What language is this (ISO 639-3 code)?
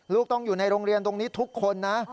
tha